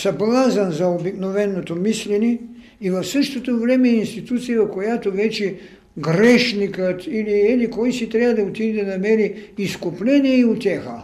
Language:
Bulgarian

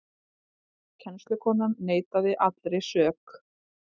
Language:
Icelandic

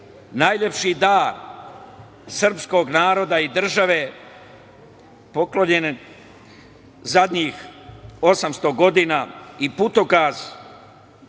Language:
Serbian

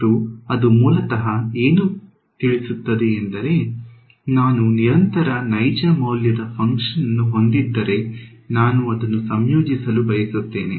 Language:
Kannada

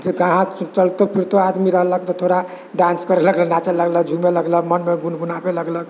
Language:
Maithili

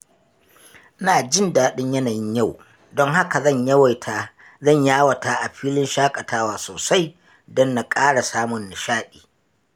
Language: Hausa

